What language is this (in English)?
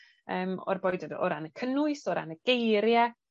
Welsh